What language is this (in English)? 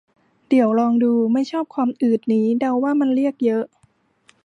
Thai